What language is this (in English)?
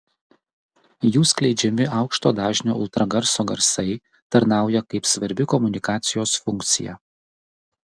Lithuanian